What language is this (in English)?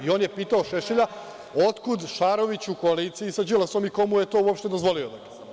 Serbian